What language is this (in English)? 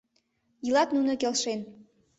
Mari